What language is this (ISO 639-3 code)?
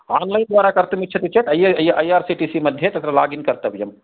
san